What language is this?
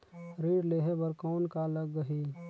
Chhattisgarhi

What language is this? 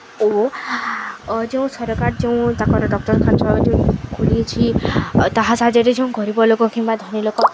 Odia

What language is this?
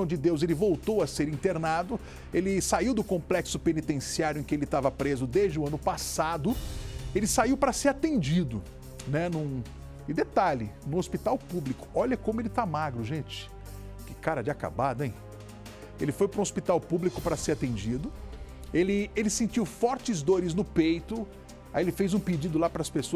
Portuguese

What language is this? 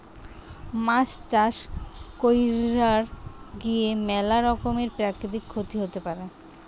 Bangla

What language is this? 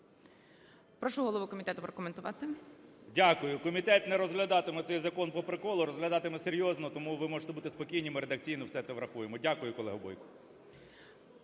Ukrainian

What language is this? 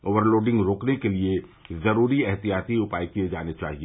Hindi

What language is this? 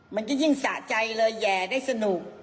Thai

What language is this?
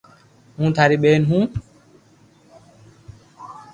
Loarki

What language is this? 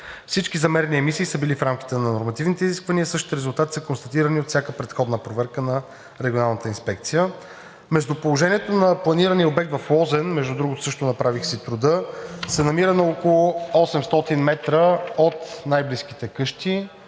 Bulgarian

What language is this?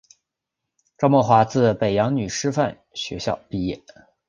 Chinese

